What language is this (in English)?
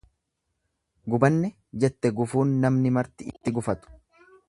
Oromo